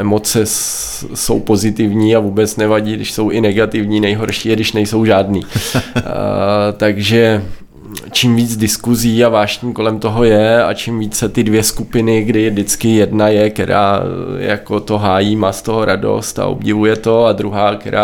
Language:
Czech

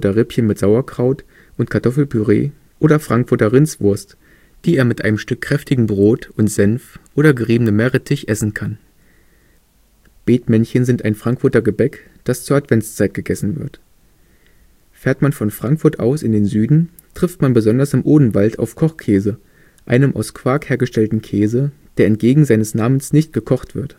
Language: German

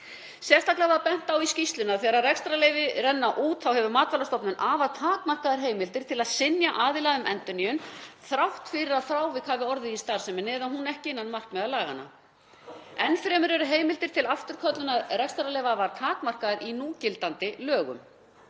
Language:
Icelandic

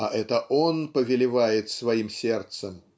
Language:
Russian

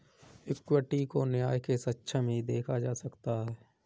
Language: Hindi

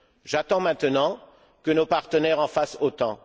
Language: French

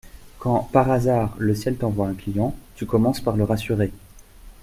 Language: French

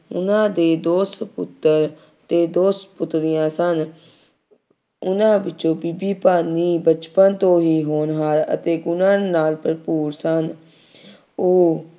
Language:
Punjabi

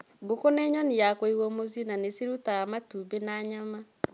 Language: Kikuyu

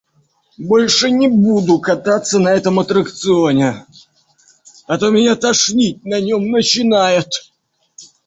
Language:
Russian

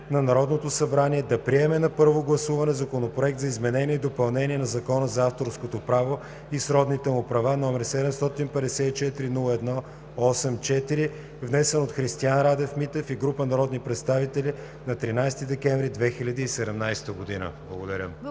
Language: Bulgarian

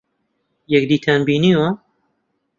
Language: Central Kurdish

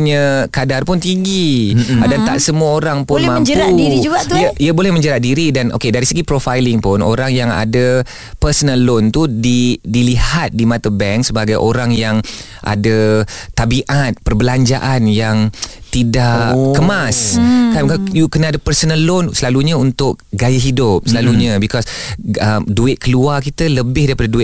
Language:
Malay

